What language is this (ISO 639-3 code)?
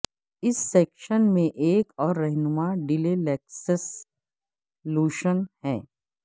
urd